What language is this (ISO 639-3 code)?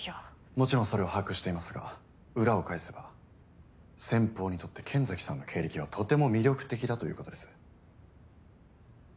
jpn